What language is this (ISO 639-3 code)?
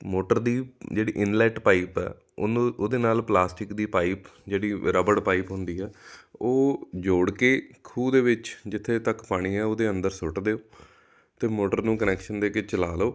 pan